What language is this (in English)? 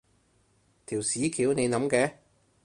Cantonese